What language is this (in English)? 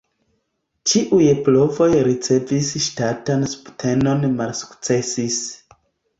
Esperanto